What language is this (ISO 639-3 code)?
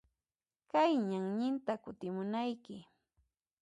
qxp